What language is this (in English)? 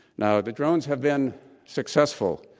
English